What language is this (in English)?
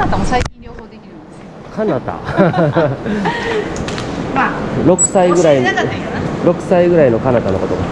Japanese